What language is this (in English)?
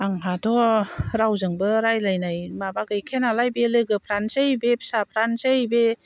Bodo